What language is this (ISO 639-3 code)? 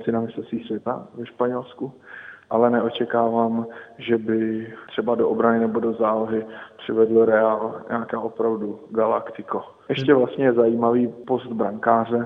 ces